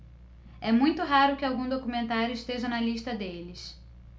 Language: Portuguese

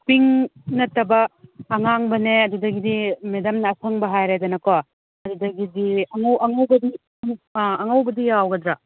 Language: Manipuri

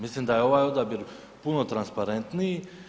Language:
Croatian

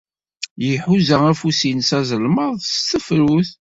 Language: Kabyle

